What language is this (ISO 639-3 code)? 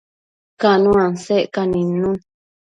mcf